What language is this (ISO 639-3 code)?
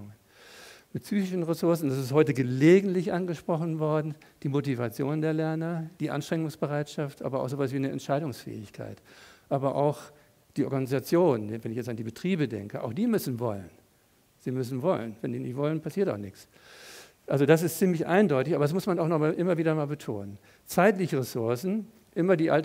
deu